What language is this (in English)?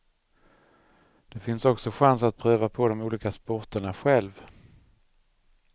Swedish